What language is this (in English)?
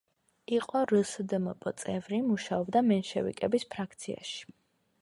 Georgian